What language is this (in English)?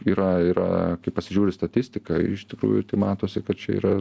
Lithuanian